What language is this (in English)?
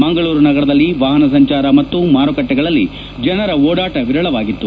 Kannada